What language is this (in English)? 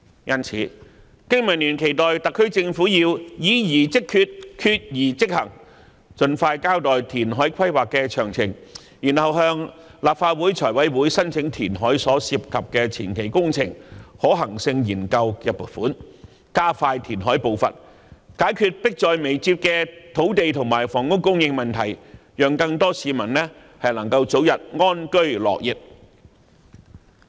Cantonese